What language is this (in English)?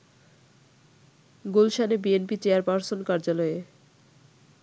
Bangla